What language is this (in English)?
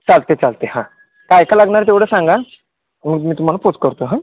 Marathi